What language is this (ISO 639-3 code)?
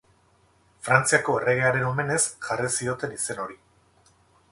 eus